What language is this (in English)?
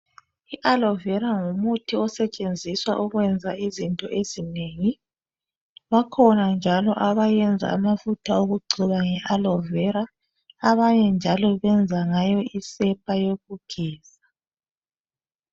North Ndebele